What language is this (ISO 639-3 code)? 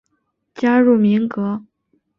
zho